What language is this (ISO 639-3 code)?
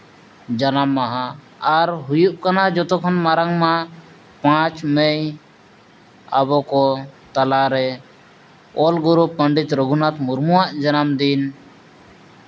sat